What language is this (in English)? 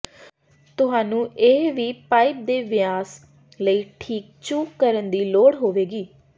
Punjabi